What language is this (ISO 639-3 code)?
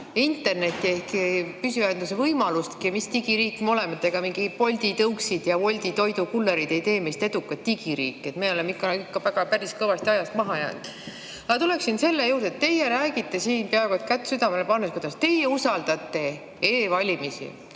est